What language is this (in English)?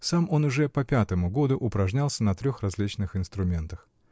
Russian